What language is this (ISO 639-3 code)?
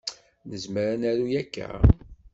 kab